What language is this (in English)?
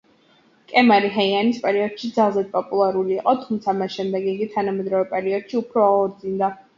Georgian